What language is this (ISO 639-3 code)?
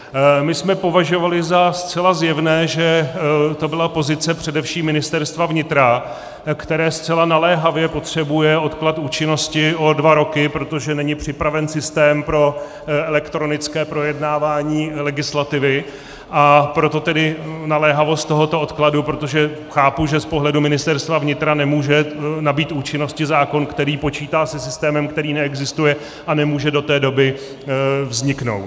ces